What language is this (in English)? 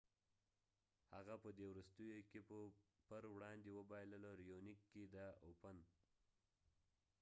Pashto